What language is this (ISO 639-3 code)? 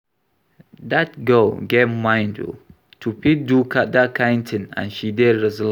pcm